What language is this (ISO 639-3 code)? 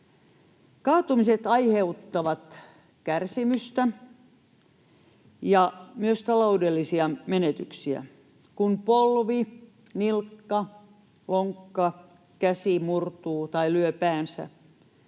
fin